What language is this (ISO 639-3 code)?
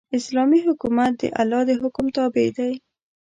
pus